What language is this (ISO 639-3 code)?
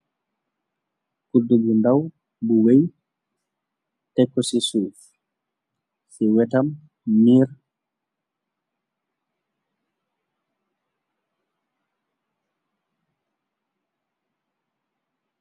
wol